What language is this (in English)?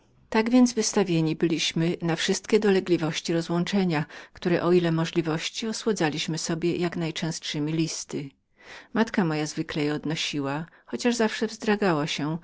Polish